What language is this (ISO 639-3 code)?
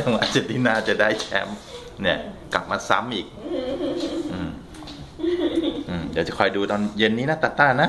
tha